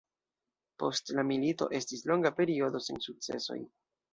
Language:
Esperanto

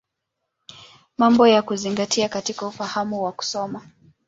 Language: Swahili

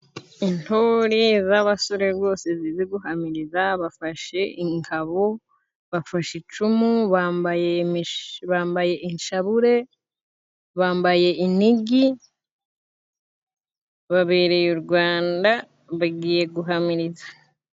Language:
Kinyarwanda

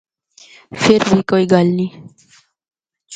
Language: Northern Hindko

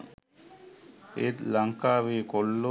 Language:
Sinhala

